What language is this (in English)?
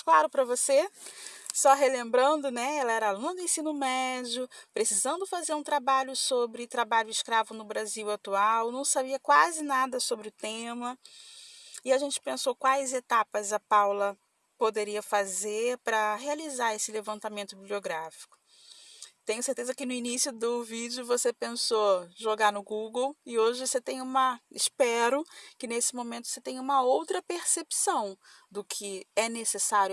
Portuguese